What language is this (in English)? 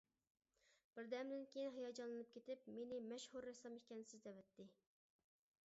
Uyghur